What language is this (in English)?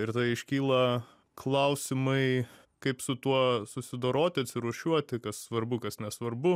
Lithuanian